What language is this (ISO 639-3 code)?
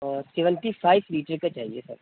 urd